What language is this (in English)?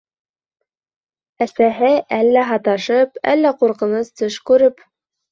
Bashkir